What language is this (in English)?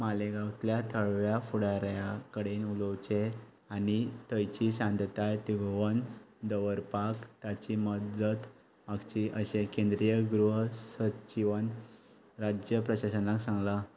Konkani